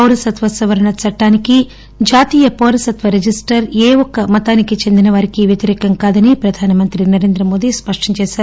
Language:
Telugu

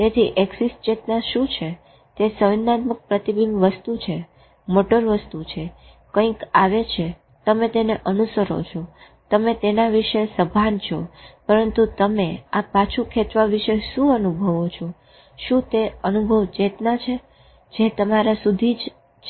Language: Gujarati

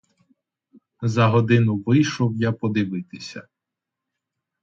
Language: Ukrainian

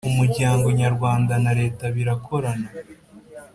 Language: Kinyarwanda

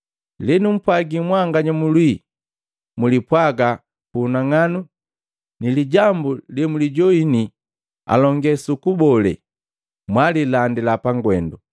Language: Matengo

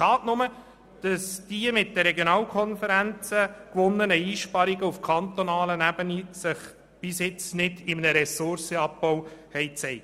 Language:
Swiss German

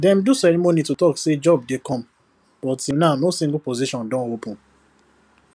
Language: Nigerian Pidgin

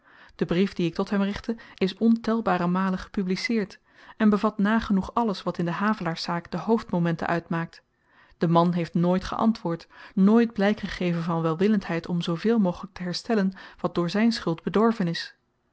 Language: Dutch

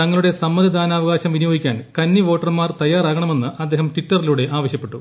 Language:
Malayalam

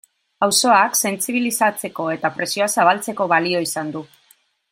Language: Basque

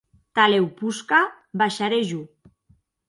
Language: Occitan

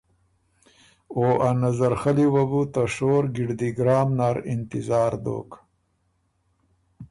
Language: Ormuri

